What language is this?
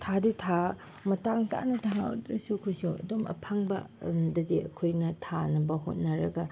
Manipuri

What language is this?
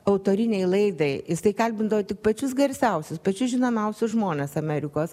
Lithuanian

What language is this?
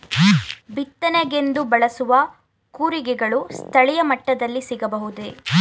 Kannada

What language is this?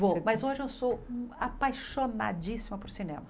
Portuguese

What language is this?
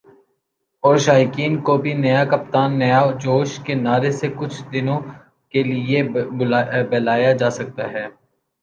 Urdu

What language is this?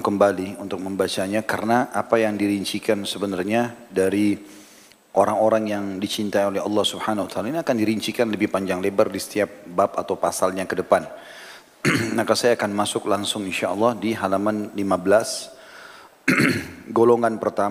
Indonesian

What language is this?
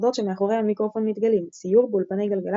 Hebrew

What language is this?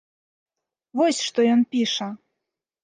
Belarusian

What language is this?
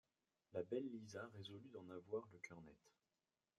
French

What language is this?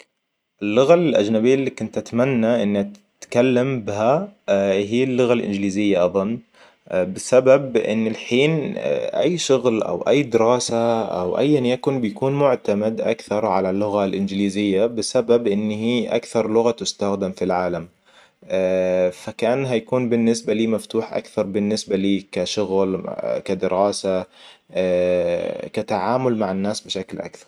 Hijazi Arabic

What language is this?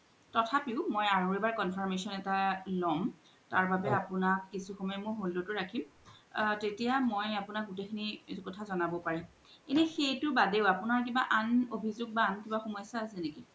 Assamese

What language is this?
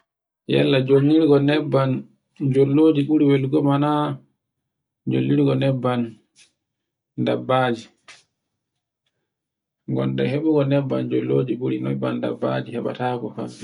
Borgu Fulfulde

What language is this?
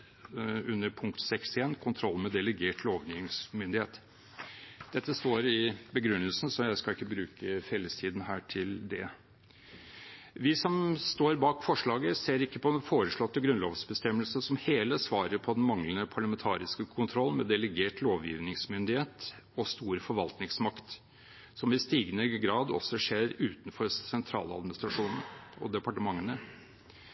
Norwegian Bokmål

